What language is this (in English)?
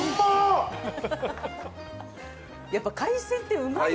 Japanese